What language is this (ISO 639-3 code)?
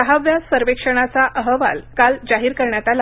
mar